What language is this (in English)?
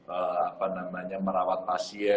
Indonesian